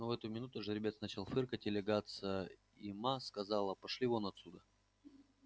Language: Russian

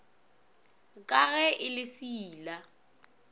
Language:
Northern Sotho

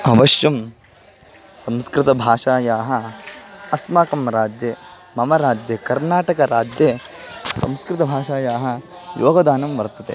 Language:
Sanskrit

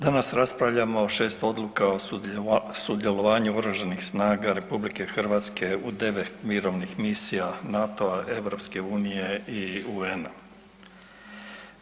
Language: Croatian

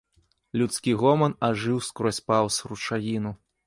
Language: Belarusian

